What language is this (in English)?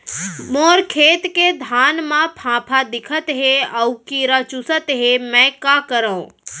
Chhattisgarhi